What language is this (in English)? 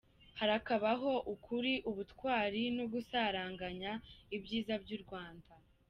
Kinyarwanda